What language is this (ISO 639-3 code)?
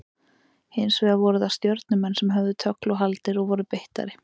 isl